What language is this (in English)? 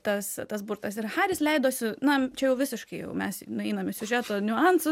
Lithuanian